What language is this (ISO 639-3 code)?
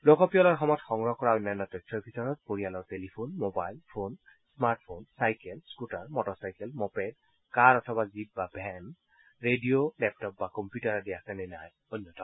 asm